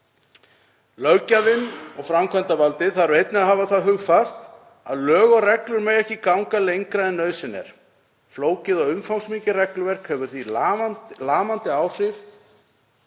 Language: Icelandic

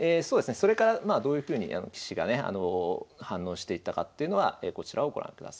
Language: Japanese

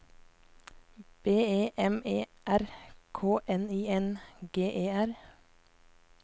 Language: Norwegian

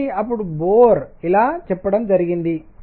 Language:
Telugu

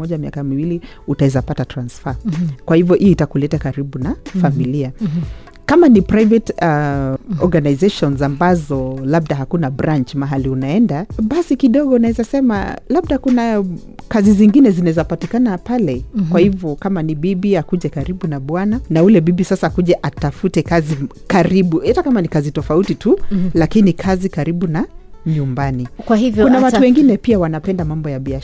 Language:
Swahili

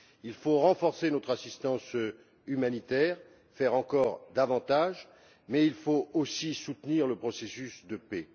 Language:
French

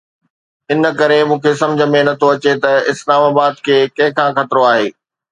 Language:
Sindhi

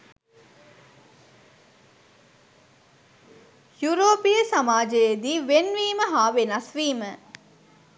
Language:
Sinhala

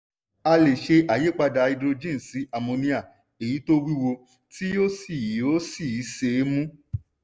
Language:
Yoruba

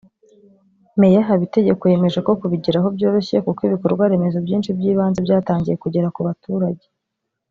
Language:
Kinyarwanda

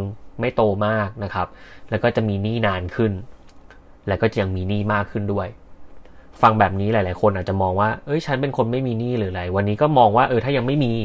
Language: Thai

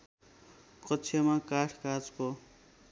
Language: Nepali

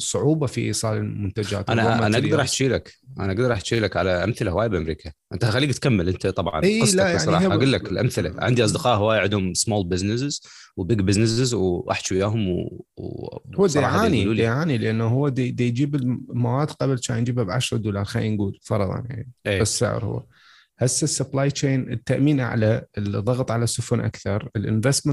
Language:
Arabic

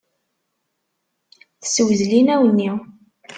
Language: Kabyle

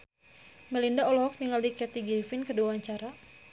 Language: Sundanese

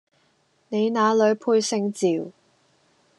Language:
Cantonese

